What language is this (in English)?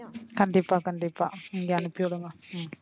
Tamil